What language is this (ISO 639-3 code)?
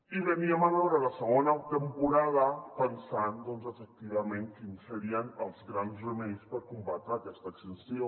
cat